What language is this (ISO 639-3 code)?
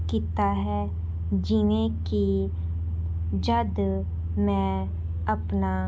pan